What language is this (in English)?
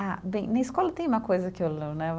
Portuguese